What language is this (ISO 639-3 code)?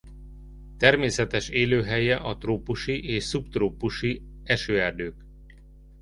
hun